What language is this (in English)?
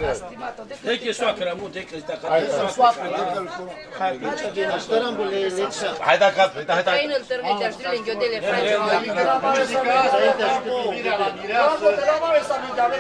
Romanian